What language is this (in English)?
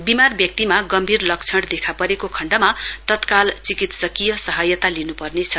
Nepali